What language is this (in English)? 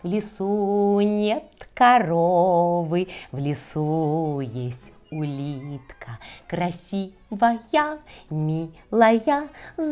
Russian